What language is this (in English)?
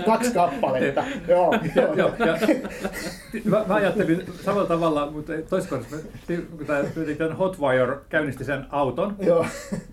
Finnish